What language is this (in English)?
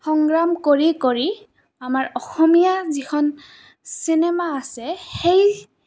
Assamese